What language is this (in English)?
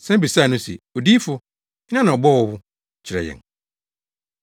Akan